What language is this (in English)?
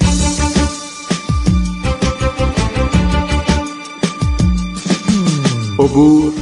Persian